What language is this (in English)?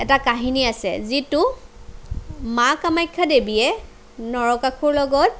Assamese